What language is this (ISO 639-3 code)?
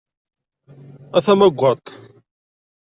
kab